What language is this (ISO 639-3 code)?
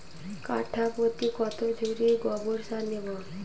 ben